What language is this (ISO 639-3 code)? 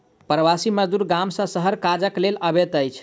mai